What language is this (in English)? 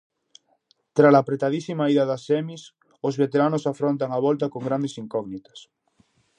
Galician